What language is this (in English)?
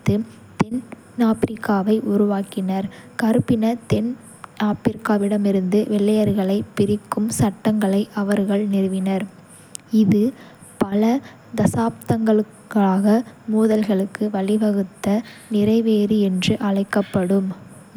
Kota (India)